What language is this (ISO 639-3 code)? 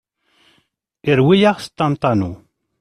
kab